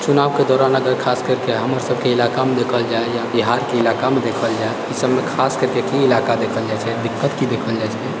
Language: Maithili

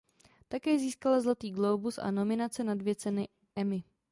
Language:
Czech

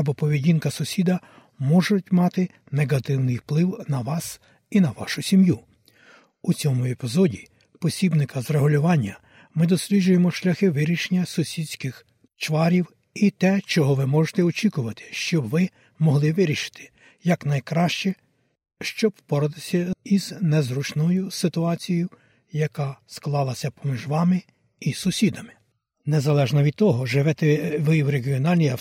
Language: Ukrainian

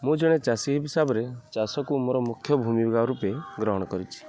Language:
Odia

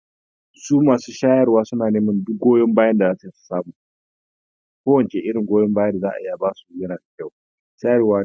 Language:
Hausa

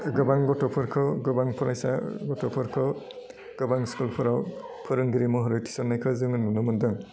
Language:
Bodo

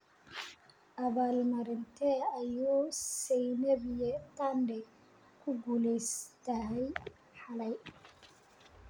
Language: Somali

